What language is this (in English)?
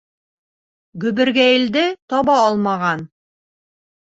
Bashkir